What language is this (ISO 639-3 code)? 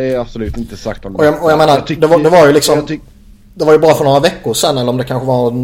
swe